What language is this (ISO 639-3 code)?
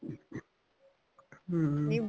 pan